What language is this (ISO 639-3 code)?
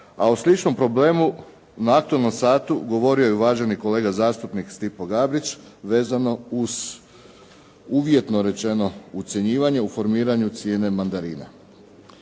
hrv